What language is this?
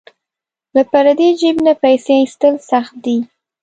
Pashto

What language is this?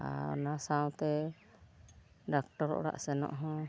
Santali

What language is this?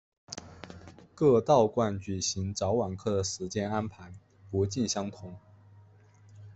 Chinese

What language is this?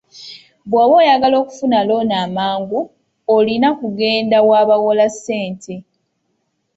Ganda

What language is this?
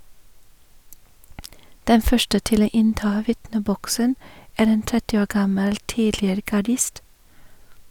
Norwegian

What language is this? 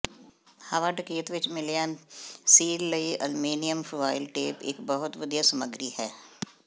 Punjabi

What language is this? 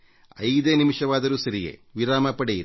Kannada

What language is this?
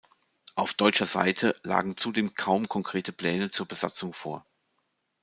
German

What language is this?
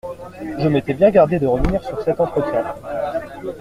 French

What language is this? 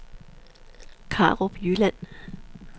Danish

